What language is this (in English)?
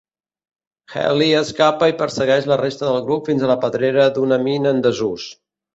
Catalan